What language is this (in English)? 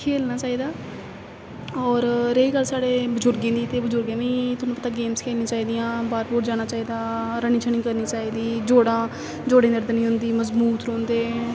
Dogri